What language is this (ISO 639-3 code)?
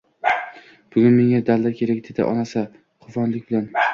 uzb